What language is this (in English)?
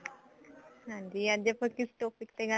Punjabi